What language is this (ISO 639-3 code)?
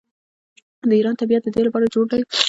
pus